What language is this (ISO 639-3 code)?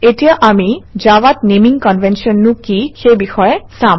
asm